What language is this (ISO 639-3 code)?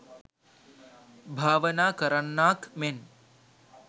sin